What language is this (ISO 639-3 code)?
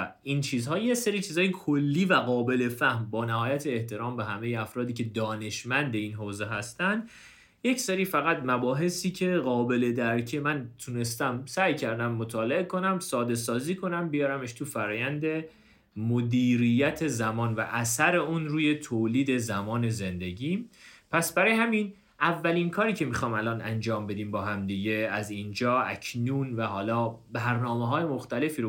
fas